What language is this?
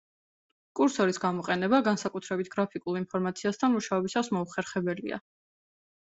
Georgian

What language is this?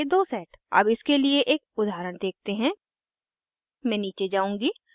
Hindi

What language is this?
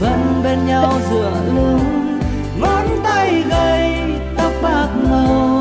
Vietnamese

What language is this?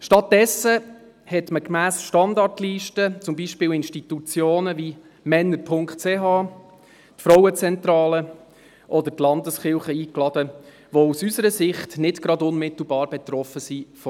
Swiss German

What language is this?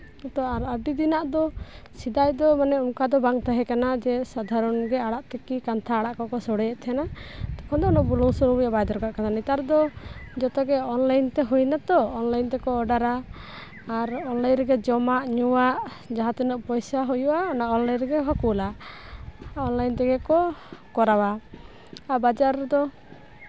Santali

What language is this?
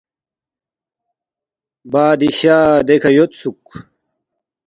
Balti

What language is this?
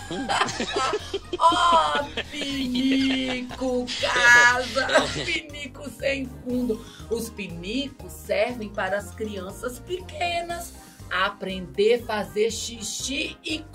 Portuguese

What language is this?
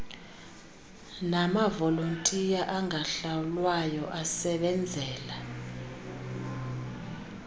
Xhosa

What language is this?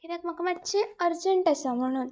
Konkani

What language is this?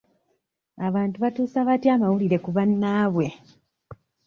Ganda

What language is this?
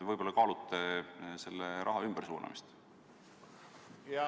Estonian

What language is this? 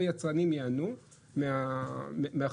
Hebrew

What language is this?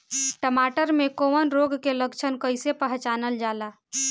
Bhojpuri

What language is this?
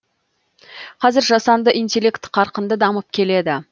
Kazakh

